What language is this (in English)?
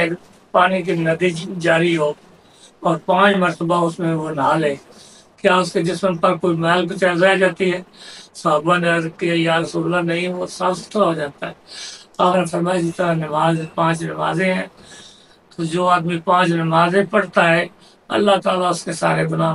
Arabic